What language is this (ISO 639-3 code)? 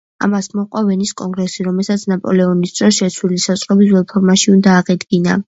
kat